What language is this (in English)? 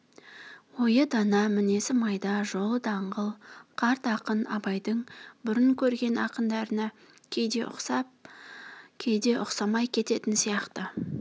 Kazakh